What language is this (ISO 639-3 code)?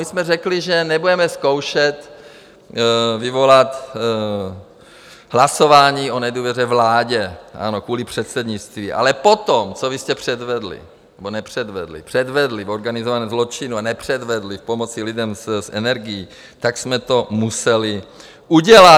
ces